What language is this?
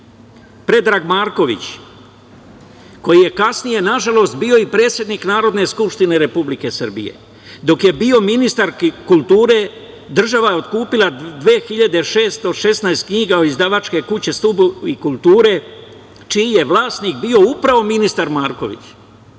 Serbian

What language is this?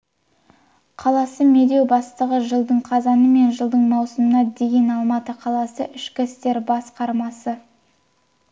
Kazakh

